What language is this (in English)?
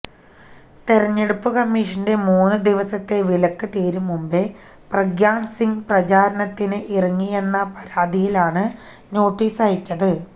Malayalam